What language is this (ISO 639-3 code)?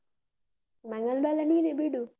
kan